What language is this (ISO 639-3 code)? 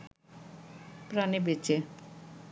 ben